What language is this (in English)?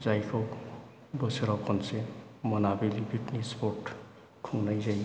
Bodo